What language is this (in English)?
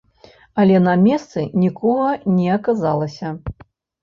Belarusian